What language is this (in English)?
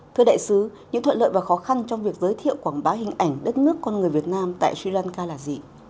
Vietnamese